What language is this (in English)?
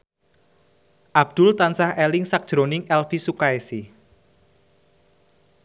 Javanese